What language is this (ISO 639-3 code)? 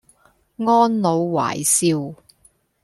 yue